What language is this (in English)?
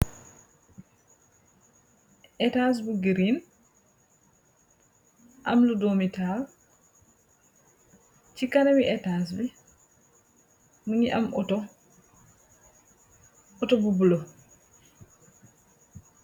Wolof